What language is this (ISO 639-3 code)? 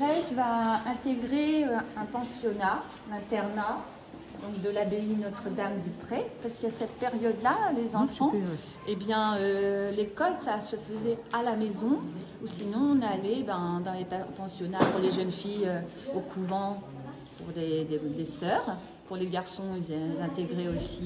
fra